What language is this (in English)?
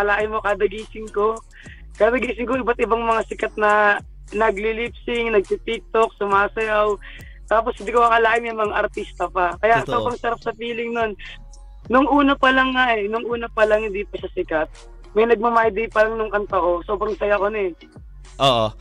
Filipino